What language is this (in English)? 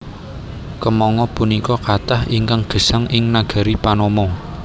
Javanese